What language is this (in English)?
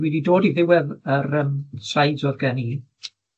Welsh